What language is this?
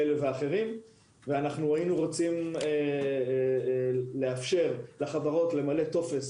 Hebrew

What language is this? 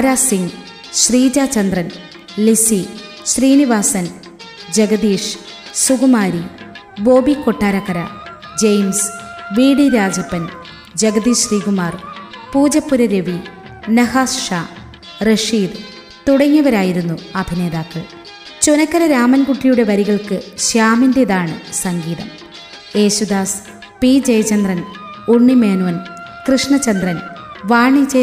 Malayalam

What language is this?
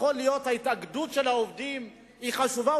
Hebrew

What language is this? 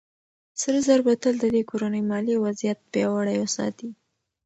Pashto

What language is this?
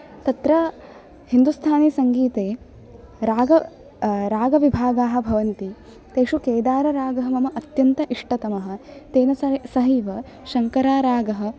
Sanskrit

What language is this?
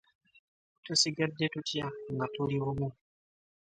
Ganda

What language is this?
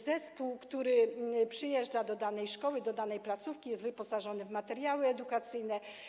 Polish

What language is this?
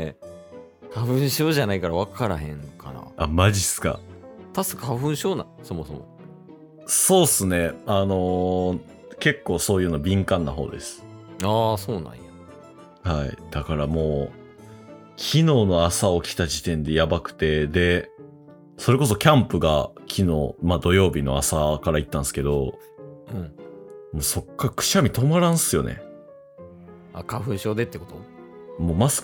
Japanese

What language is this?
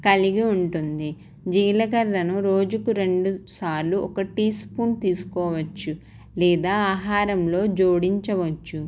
Telugu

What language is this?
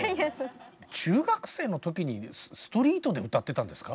Japanese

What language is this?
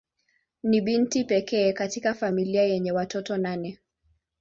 Swahili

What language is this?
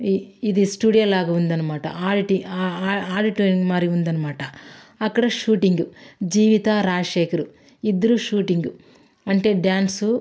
Telugu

